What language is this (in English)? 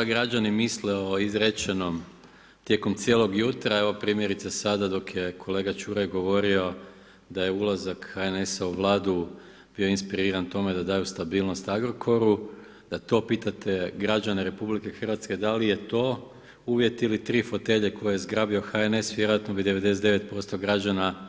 Croatian